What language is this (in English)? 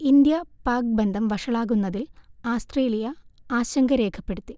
Malayalam